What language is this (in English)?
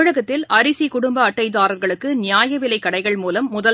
Tamil